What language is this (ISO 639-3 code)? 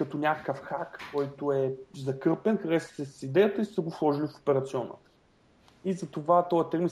bul